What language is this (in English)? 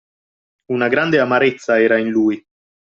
Italian